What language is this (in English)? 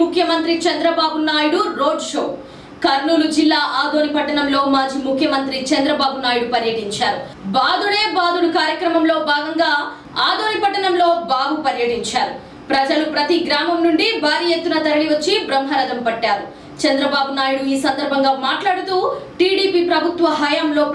English